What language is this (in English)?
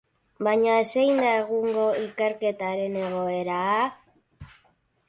Basque